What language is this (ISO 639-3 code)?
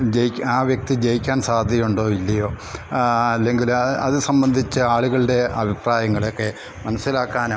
mal